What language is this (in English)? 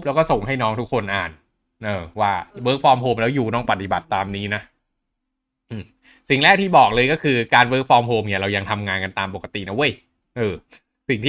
Thai